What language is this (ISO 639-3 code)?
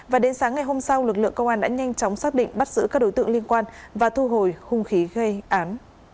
vie